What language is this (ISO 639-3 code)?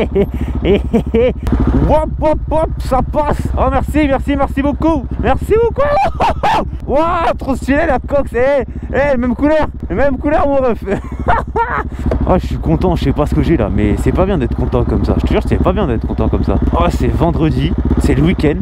fra